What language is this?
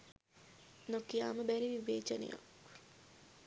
Sinhala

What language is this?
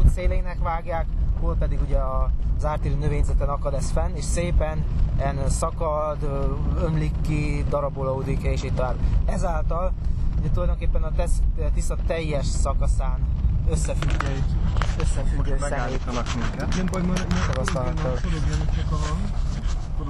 Hungarian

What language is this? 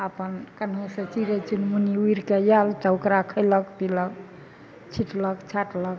Maithili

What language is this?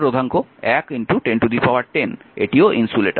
Bangla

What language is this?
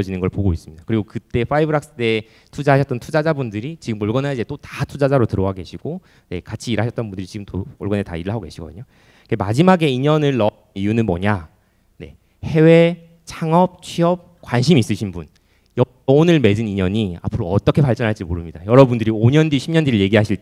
Korean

